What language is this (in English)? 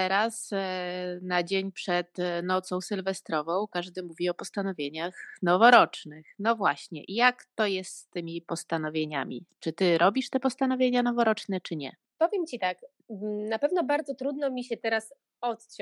Polish